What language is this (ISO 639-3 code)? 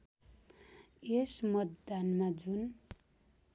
nep